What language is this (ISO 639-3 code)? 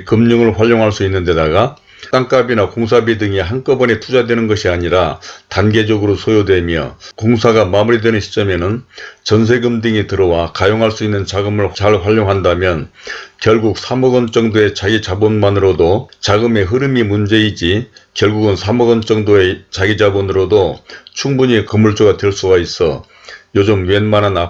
kor